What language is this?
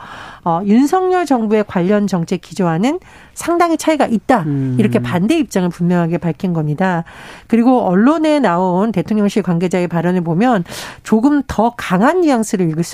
Korean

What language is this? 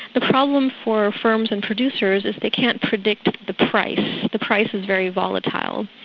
English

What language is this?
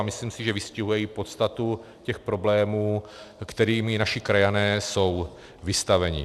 Czech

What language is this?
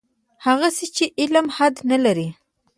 Pashto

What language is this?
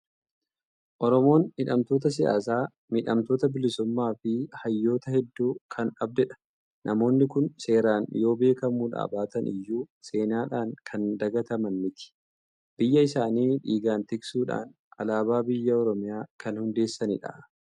Oromo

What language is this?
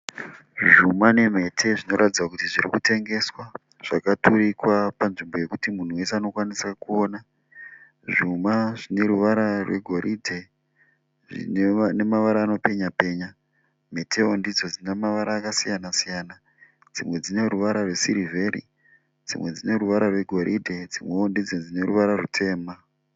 Shona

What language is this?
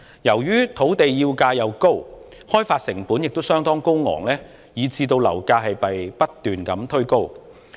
Cantonese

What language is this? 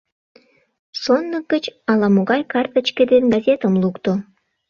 Mari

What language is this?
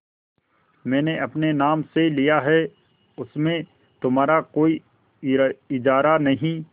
Hindi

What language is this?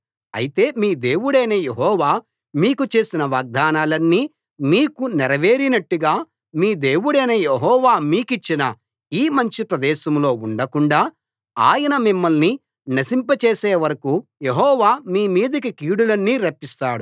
Telugu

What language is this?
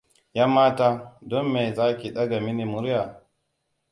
Hausa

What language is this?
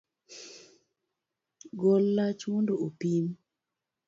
Luo (Kenya and Tanzania)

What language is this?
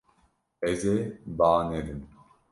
Kurdish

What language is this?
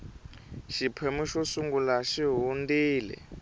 Tsonga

